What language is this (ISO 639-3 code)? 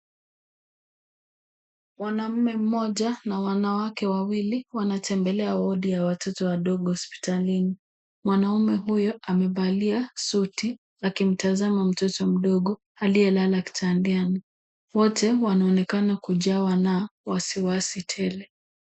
swa